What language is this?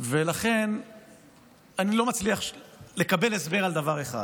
Hebrew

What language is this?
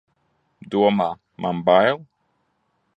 Latvian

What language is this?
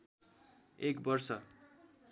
Nepali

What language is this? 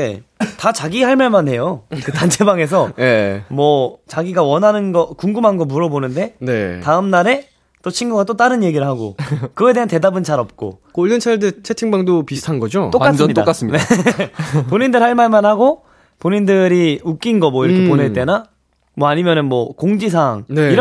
Korean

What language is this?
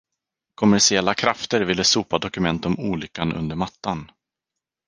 Swedish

